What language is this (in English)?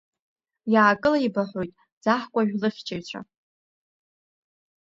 Abkhazian